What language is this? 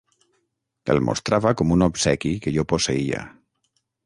Catalan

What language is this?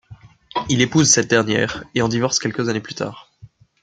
French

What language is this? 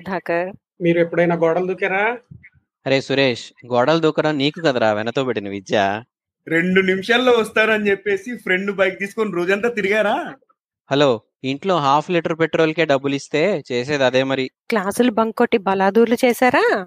Telugu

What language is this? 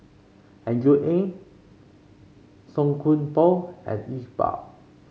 English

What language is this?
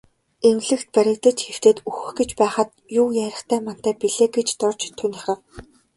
Mongolian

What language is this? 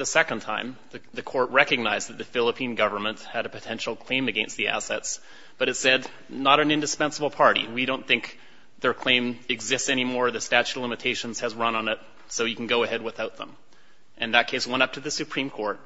English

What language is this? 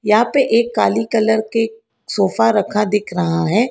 Hindi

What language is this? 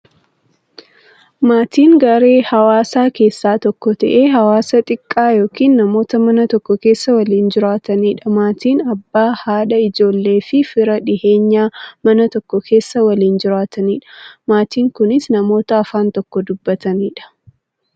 Oromo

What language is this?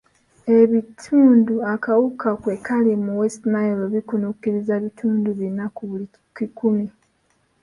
Ganda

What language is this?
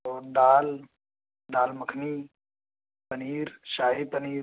Urdu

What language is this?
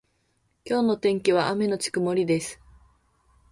Japanese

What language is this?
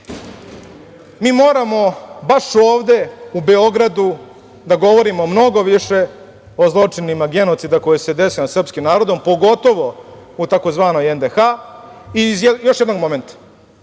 Serbian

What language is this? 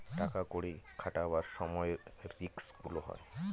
Bangla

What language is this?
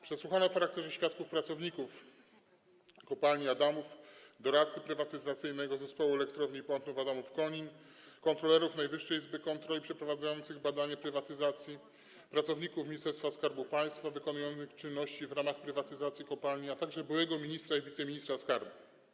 Polish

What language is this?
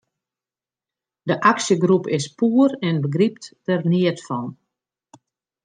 Western Frisian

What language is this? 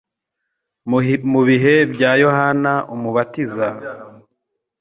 Kinyarwanda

